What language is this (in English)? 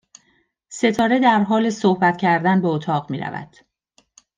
Persian